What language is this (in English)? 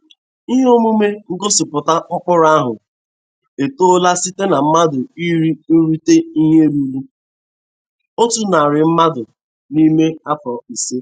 Igbo